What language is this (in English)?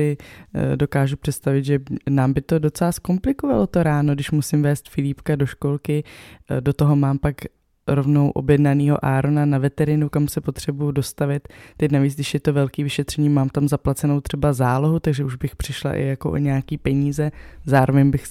Czech